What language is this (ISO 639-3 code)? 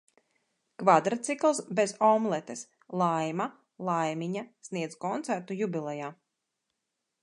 lav